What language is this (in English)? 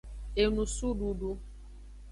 Aja (Benin)